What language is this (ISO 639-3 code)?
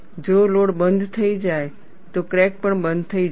guj